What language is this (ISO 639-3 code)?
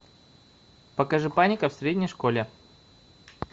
rus